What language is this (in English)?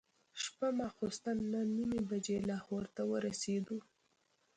Pashto